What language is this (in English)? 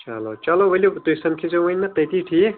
Kashmiri